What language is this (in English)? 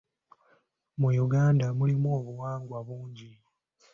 Ganda